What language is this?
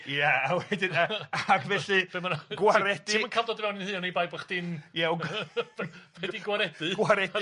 Welsh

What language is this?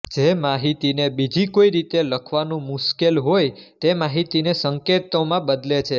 Gujarati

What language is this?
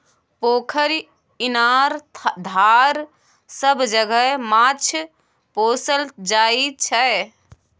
Maithili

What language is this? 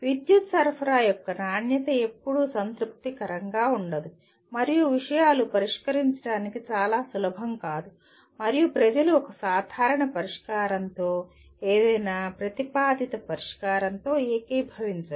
Telugu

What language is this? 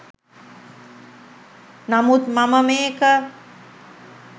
Sinhala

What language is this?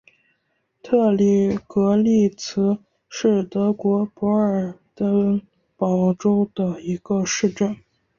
Chinese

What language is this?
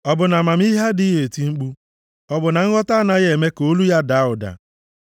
Igbo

